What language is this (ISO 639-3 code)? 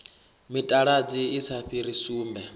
ven